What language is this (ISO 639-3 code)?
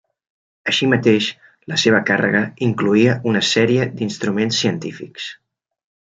cat